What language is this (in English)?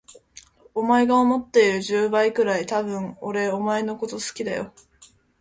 Japanese